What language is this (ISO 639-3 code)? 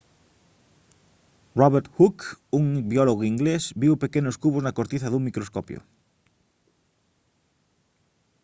glg